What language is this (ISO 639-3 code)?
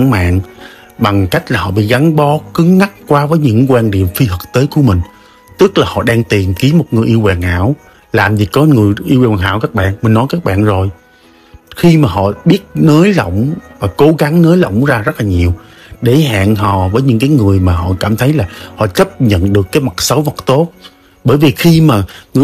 vie